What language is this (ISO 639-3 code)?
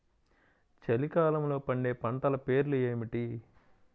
tel